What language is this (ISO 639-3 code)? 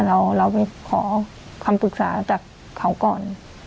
tha